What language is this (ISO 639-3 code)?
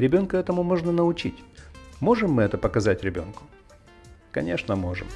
rus